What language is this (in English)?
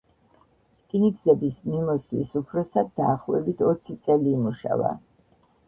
Georgian